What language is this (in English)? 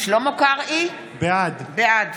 Hebrew